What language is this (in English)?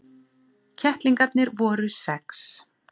Icelandic